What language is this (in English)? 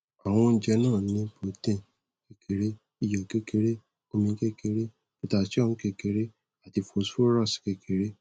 Yoruba